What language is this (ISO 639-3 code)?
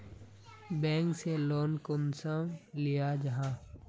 mag